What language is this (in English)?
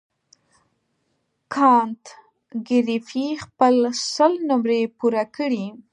Pashto